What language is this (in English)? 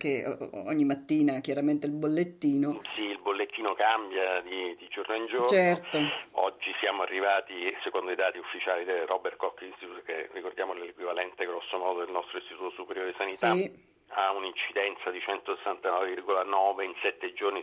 Italian